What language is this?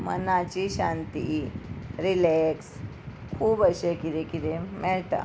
Konkani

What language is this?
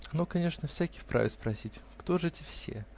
Russian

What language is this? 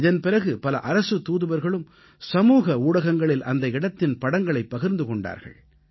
Tamil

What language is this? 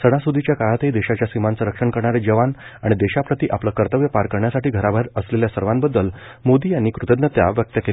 Marathi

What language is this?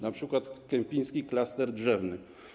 Polish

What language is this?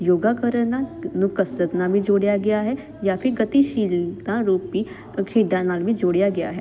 Punjabi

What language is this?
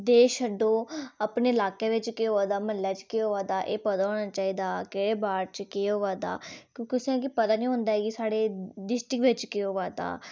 Dogri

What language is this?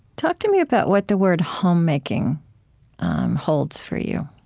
English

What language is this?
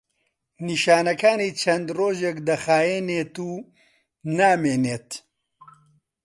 Central Kurdish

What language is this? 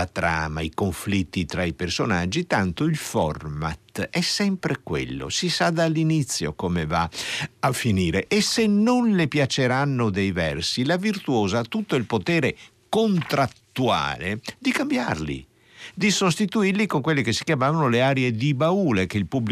Italian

